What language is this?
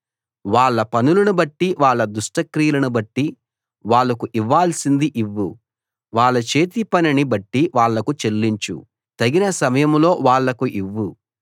Telugu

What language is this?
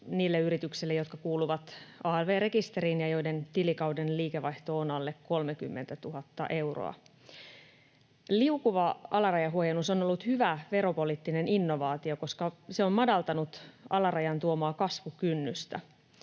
Finnish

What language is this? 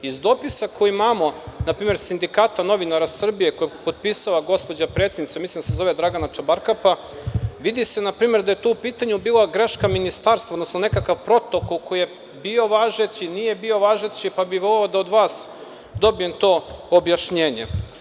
Serbian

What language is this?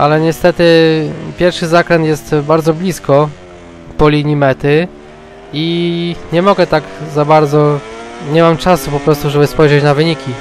Polish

